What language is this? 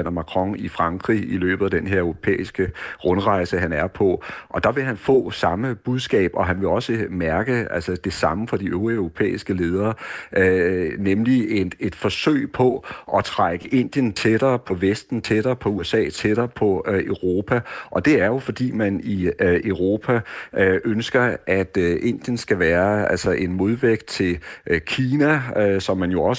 Danish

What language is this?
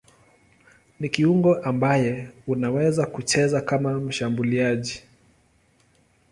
Swahili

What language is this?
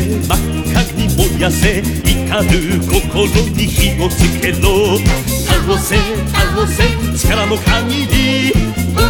Italian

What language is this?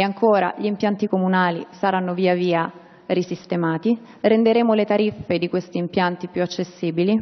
Italian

